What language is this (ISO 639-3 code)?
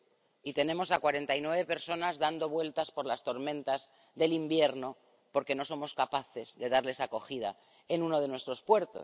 spa